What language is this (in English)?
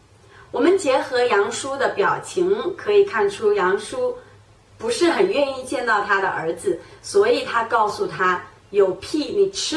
Chinese